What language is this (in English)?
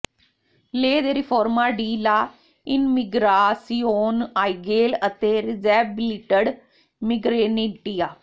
Punjabi